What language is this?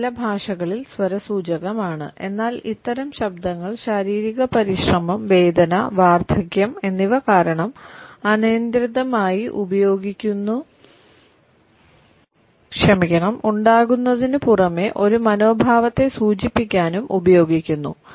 Malayalam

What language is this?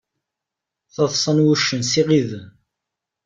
Kabyle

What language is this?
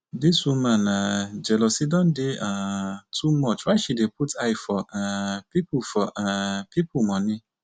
Nigerian Pidgin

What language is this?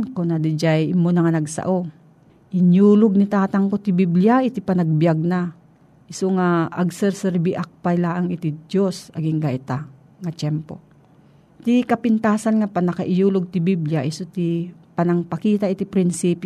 Filipino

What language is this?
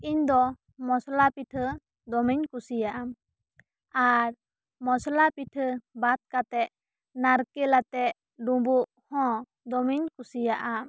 Santali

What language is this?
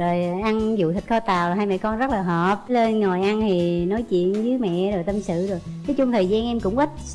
Vietnamese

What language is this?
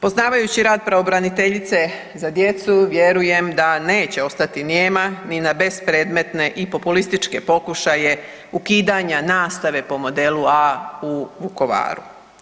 Croatian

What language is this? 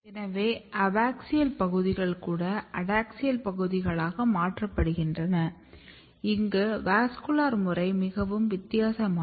Tamil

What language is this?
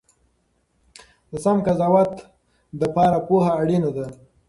Pashto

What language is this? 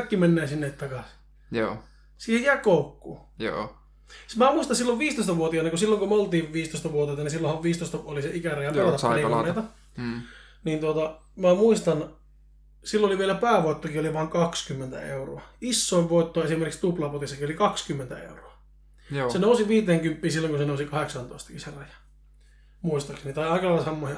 Finnish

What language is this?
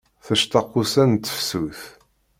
Kabyle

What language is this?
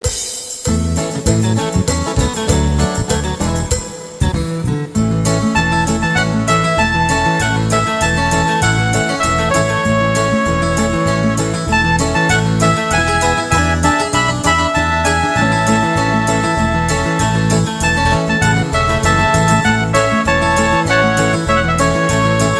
Spanish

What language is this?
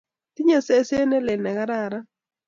Kalenjin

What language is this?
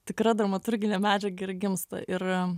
Lithuanian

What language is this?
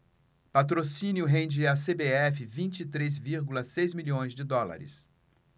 Portuguese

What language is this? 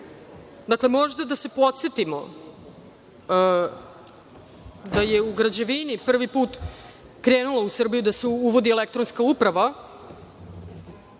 Serbian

